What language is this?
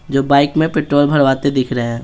Hindi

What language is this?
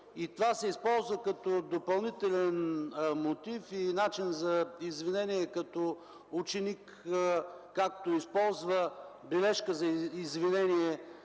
Bulgarian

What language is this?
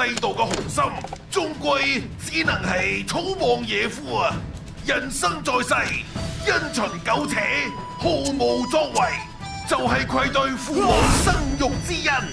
Chinese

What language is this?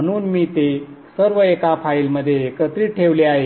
Marathi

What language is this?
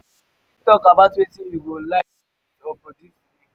Nigerian Pidgin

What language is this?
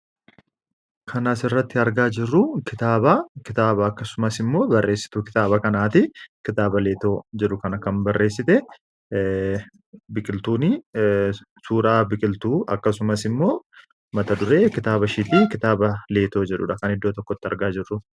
Oromo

